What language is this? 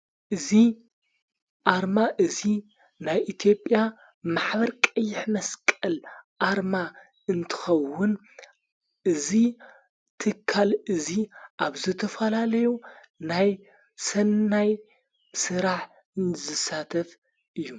Tigrinya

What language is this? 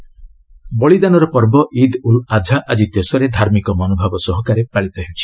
Odia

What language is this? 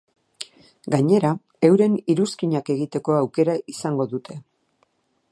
Basque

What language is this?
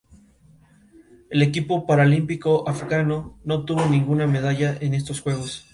Spanish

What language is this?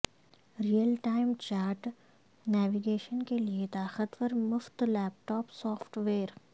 Urdu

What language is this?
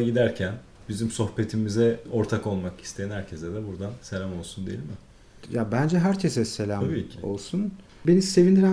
Turkish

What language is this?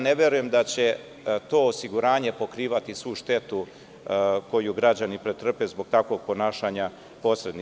Serbian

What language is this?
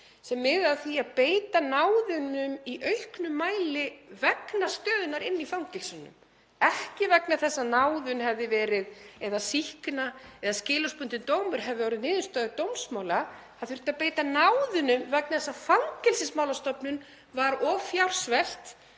Icelandic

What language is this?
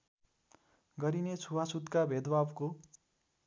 Nepali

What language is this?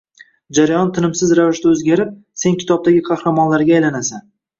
Uzbek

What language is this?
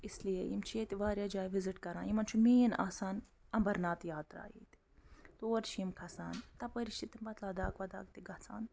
Kashmiri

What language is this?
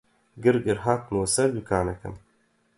Central Kurdish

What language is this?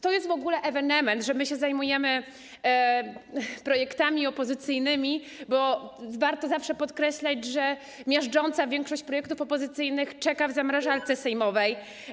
Polish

